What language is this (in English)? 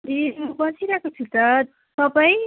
Nepali